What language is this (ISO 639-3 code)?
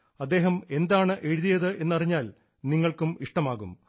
mal